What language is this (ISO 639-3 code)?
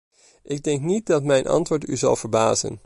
nld